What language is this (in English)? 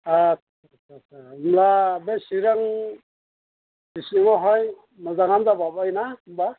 Bodo